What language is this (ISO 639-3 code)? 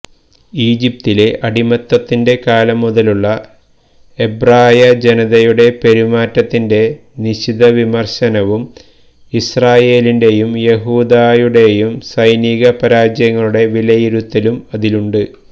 mal